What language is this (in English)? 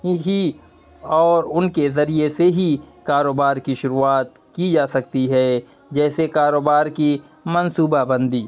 Urdu